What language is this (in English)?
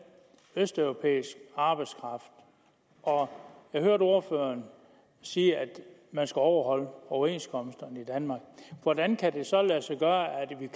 Danish